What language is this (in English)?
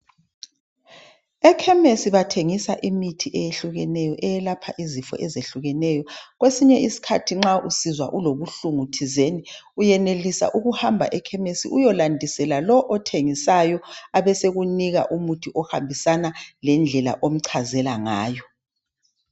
North Ndebele